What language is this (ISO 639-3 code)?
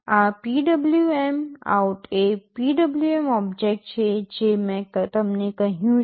guj